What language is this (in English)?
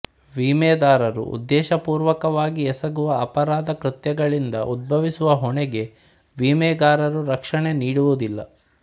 Kannada